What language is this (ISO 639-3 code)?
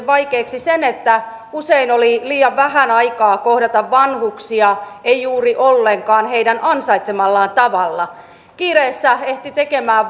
fin